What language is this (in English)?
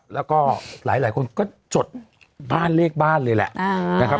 Thai